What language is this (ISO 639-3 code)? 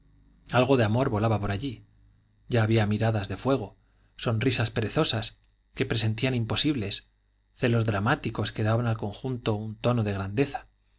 spa